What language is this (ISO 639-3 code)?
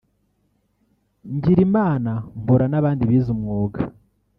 kin